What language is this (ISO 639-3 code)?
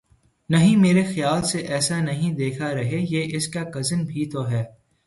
urd